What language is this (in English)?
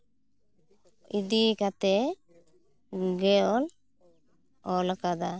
Santali